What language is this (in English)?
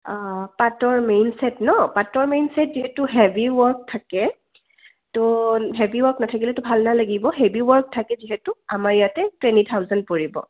Assamese